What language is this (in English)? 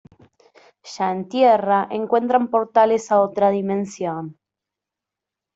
Spanish